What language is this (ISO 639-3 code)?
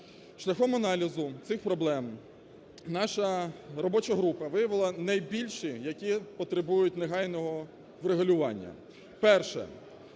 ukr